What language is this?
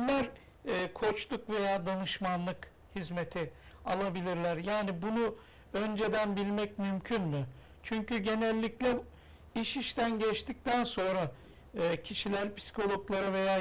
Turkish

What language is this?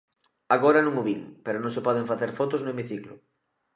Galician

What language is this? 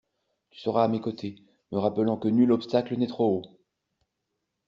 French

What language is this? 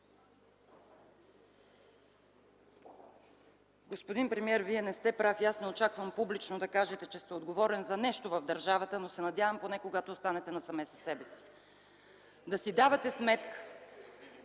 Bulgarian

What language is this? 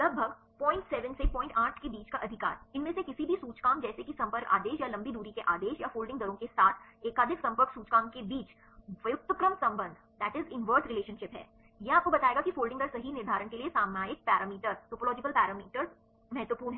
Hindi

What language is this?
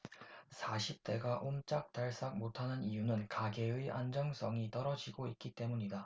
Korean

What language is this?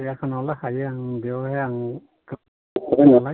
Bodo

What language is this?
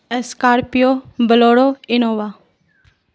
Urdu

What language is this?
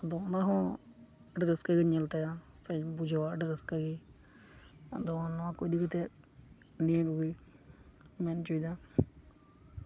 Santali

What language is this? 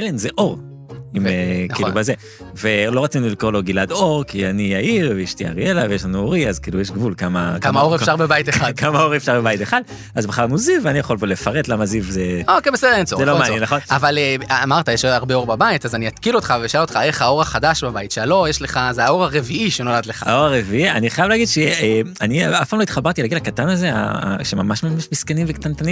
Hebrew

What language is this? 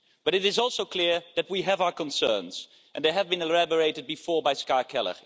English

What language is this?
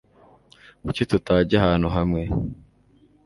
Kinyarwanda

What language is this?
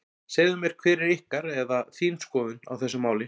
Icelandic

